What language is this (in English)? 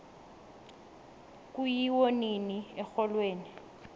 South Ndebele